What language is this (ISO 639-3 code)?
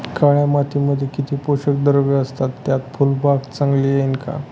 mar